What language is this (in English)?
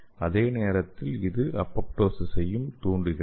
Tamil